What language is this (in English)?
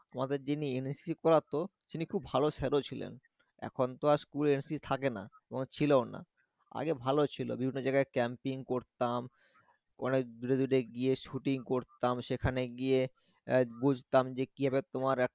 Bangla